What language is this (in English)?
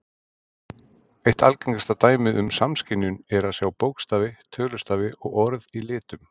Icelandic